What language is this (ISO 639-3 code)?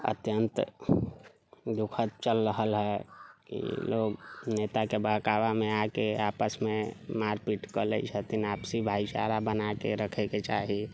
mai